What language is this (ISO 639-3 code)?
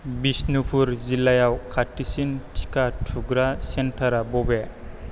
brx